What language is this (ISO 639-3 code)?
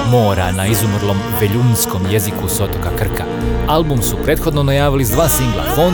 hrv